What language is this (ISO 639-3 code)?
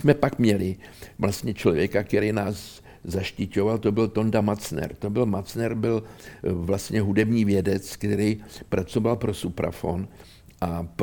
ces